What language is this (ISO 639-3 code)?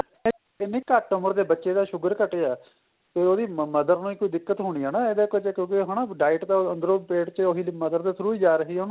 pan